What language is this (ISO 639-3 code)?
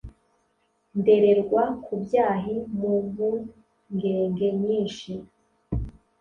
kin